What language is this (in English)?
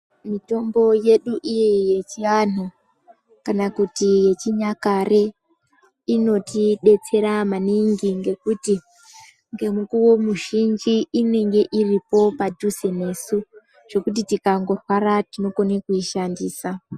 Ndau